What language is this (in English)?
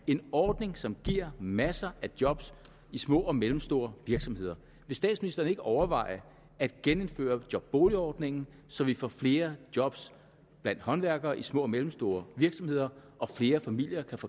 Danish